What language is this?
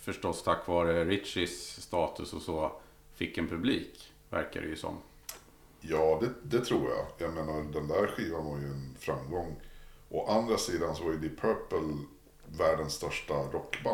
Swedish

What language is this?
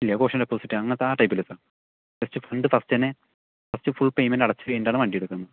Malayalam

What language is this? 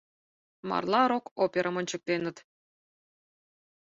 Mari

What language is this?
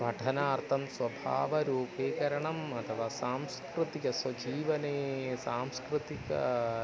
Sanskrit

